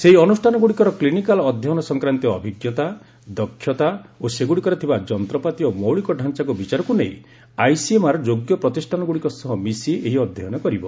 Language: Odia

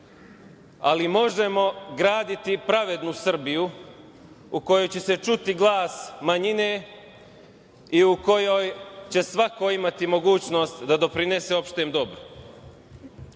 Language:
Serbian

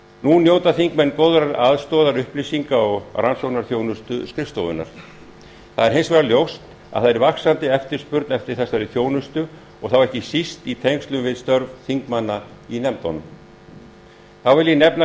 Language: Icelandic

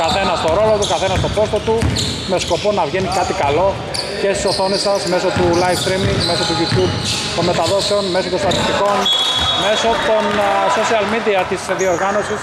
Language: Greek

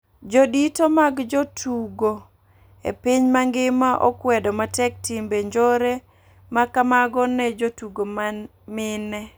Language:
Luo (Kenya and Tanzania)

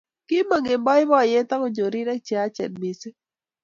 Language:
Kalenjin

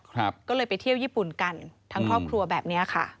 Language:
Thai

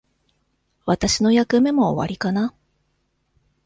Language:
Japanese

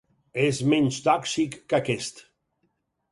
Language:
Catalan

